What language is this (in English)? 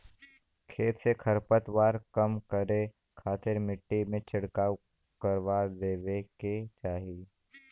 Bhojpuri